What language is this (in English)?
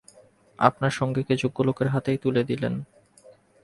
Bangla